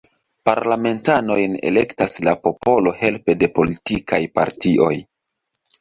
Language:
Esperanto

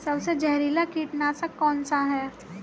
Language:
Hindi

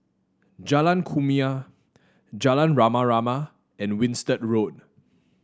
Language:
English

